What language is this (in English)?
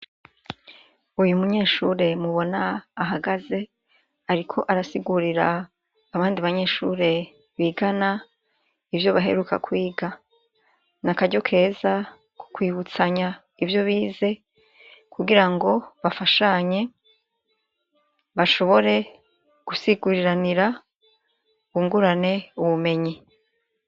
Rundi